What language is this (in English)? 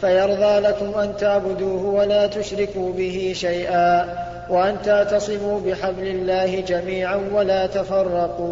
Arabic